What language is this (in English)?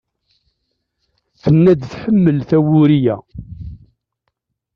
Kabyle